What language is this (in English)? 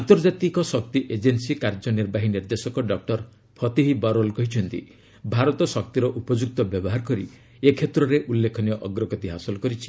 Odia